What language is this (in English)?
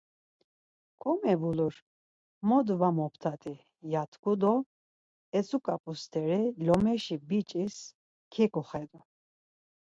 Laz